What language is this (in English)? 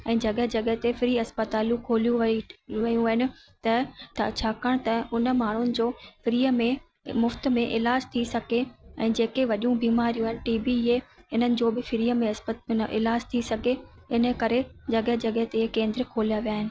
Sindhi